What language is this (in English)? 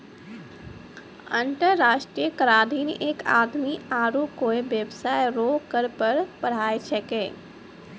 Maithili